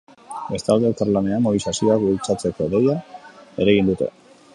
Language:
Basque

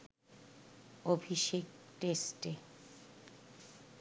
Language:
Bangla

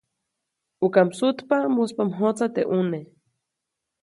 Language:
Copainalá Zoque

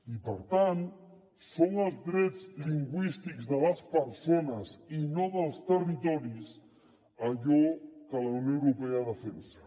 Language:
Catalan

